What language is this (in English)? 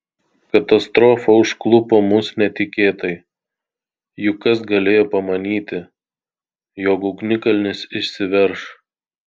Lithuanian